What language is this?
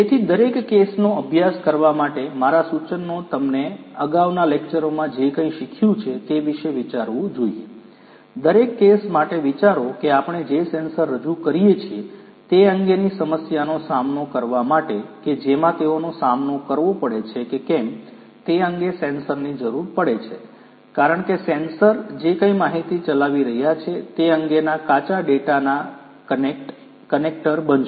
Gujarati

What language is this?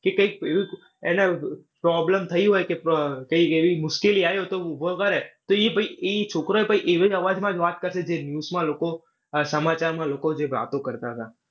Gujarati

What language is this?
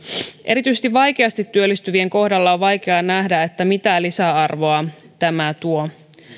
Finnish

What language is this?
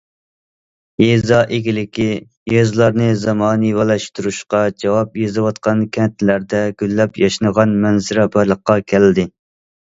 Uyghur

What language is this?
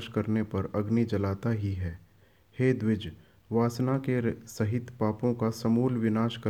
Hindi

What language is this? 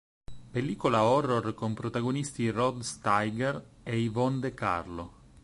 Italian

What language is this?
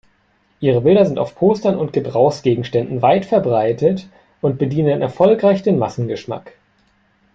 German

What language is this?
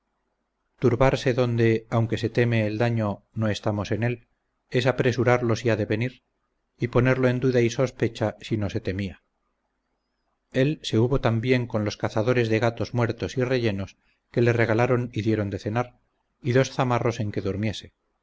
Spanish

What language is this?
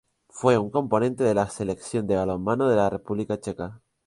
Spanish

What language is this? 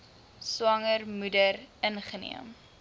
Afrikaans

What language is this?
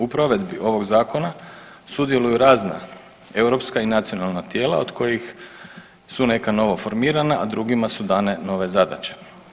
Croatian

